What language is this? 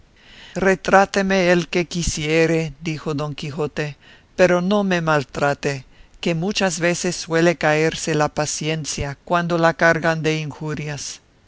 Spanish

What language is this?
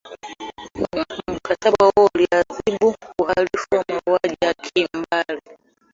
Swahili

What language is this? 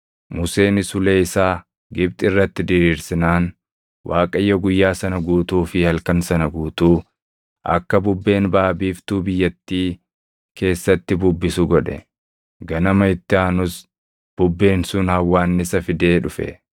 Oromo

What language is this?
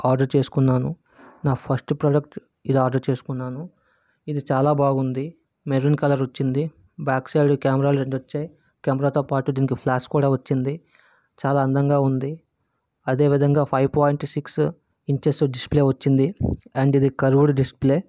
Telugu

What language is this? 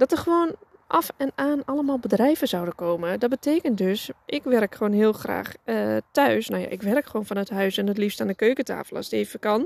Dutch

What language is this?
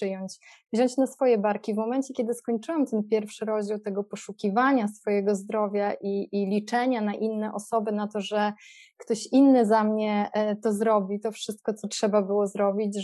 Polish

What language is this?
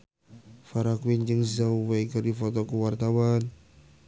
Sundanese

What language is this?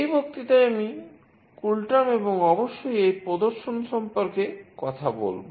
Bangla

